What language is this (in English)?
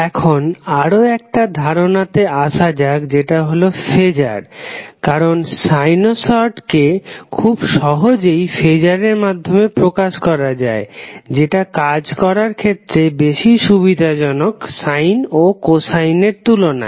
Bangla